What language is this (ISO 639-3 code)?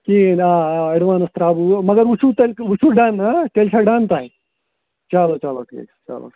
kas